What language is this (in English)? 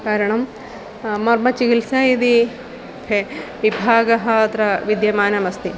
Sanskrit